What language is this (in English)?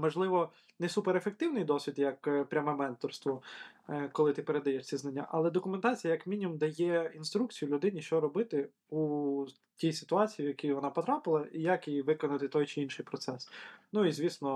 Ukrainian